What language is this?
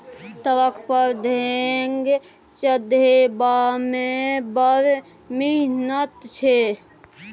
Maithili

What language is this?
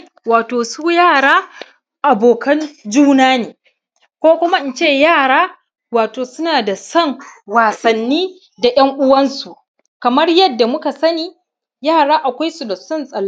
Hausa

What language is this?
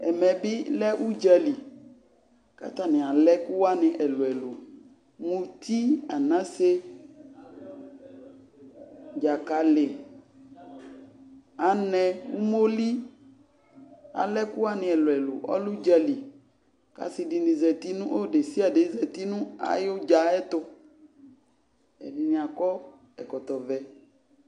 Ikposo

